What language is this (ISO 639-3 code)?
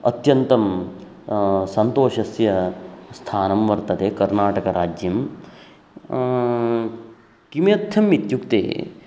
san